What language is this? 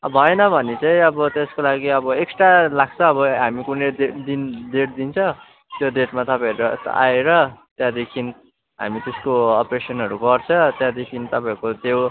Nepali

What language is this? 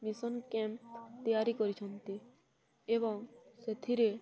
Odia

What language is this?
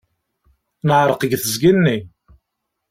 Kabyle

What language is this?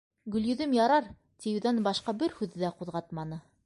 Bashkir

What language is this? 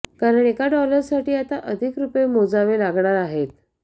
Marathi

